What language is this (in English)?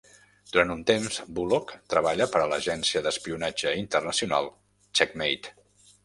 Catalan